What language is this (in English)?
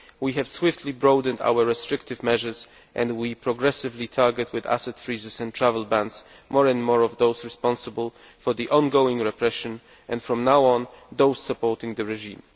English